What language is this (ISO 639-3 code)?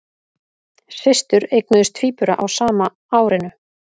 isl